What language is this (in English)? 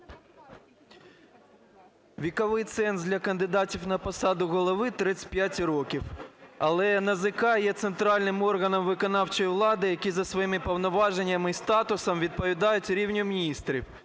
Ukrainian